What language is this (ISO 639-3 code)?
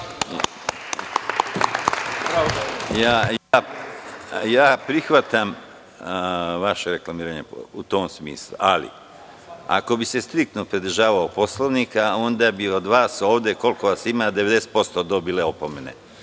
srp